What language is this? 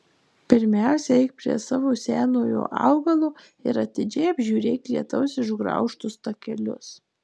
Lithuanian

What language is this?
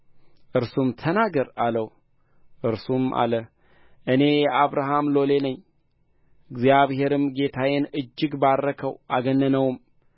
Amharic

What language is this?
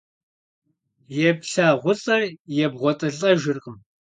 Kabardian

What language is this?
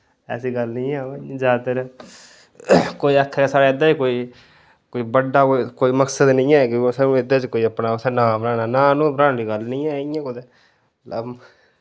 Dogri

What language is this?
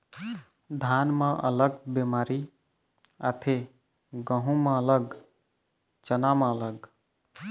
Chhattisgarhi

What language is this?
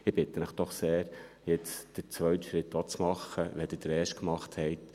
Swiss German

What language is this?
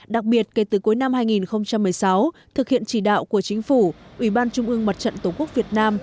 Vietnamese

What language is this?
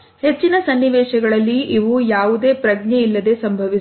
Kannada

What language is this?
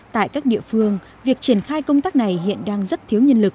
Vietnamese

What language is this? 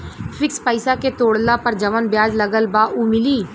Bhojpuri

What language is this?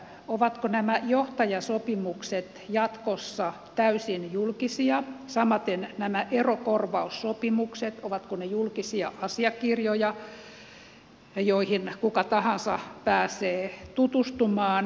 Finnish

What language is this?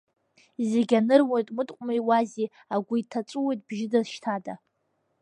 Abkhazian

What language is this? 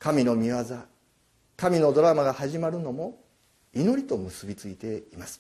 Japanese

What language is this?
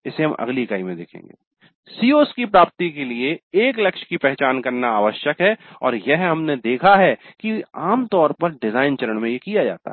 Hindi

